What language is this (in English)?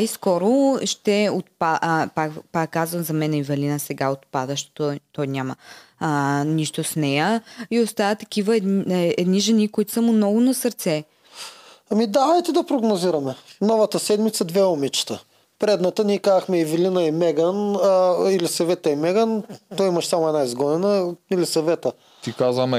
Bulgarian